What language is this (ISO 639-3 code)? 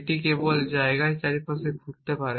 ben